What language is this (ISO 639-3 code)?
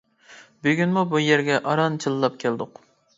uig